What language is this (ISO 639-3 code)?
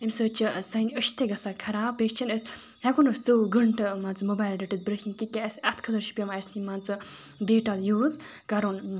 kas